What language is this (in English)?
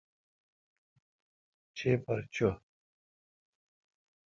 Kalkoti